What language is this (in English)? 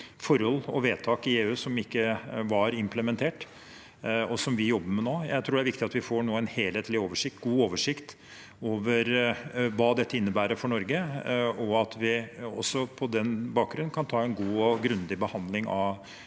Norwegian